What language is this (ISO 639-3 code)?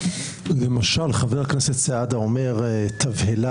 heb